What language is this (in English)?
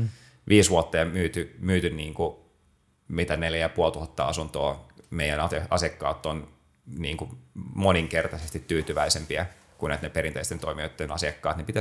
Finnish